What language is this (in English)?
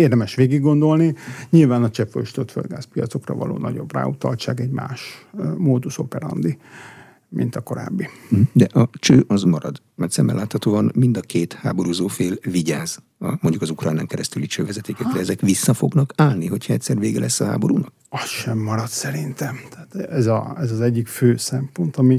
Hungarian